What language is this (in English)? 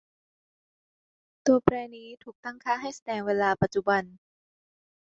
Thai